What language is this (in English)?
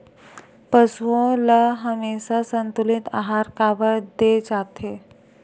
Chhattisgarhi